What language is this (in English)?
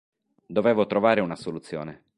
Italian